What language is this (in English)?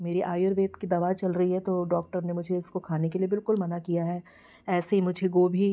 Hindi